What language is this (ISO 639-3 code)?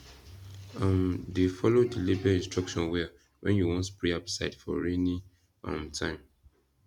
pcm